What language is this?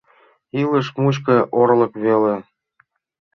Mari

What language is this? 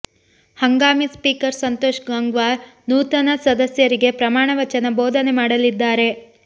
Kannada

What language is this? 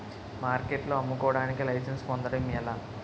Telugu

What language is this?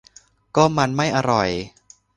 Thai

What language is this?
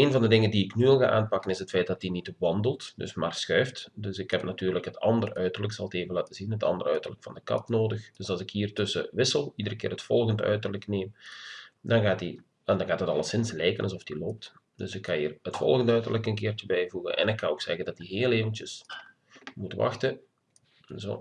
Dutch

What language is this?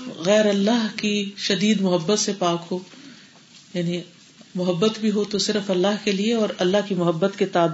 Urdu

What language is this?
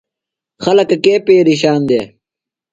Phalura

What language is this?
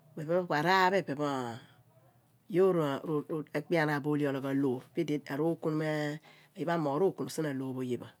Abua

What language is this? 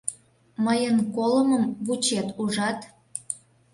Mari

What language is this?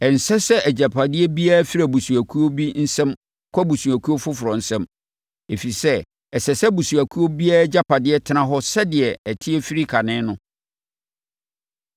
Akan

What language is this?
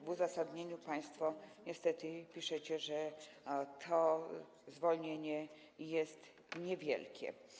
Polish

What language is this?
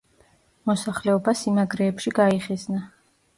Georgian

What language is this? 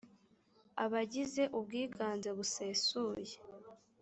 Kinyarwanda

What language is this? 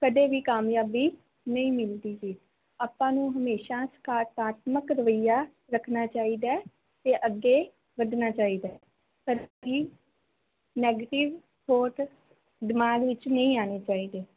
Punjabi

